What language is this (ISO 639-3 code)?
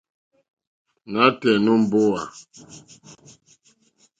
bri